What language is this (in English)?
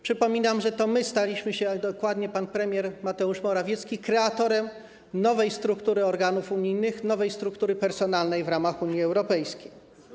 Polish